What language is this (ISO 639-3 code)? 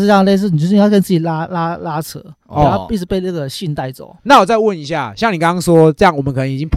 zho